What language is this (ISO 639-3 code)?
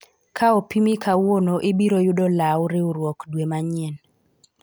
luo